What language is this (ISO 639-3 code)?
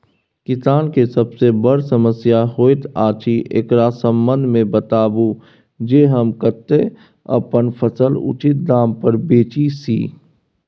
mai